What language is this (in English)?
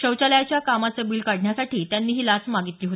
Marathi